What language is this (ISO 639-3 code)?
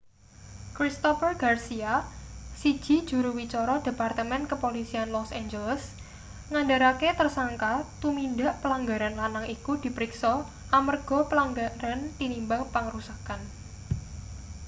jav